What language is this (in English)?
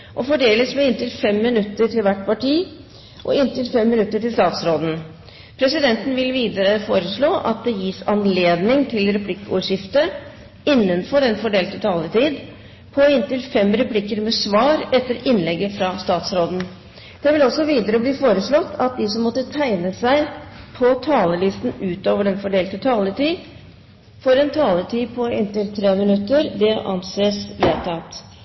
Norwegian Bokmål